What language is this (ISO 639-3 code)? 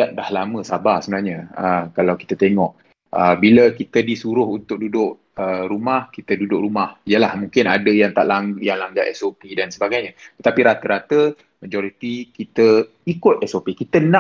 msa